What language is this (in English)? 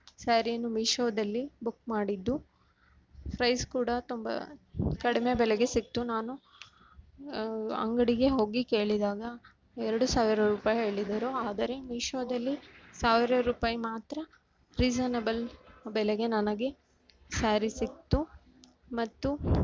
Kannada